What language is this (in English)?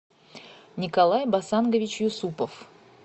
Russian